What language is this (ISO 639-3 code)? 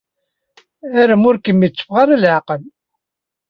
kab